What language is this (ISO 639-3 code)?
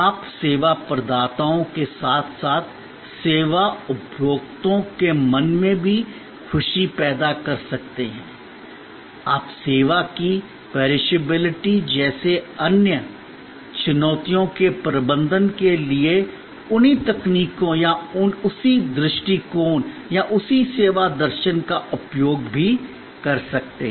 hin